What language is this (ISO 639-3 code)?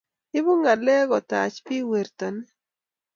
kln